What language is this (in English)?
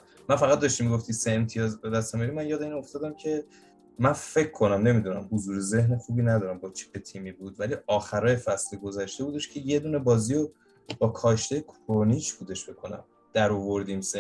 Persian